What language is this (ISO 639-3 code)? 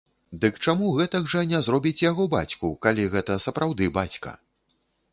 bel